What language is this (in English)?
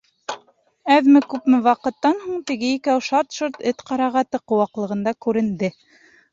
Bashkir